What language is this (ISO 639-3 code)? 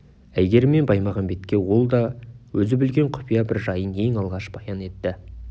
kaz